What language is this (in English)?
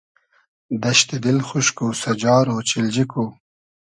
Hazaragi